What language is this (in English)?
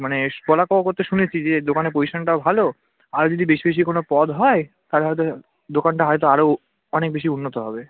Bangla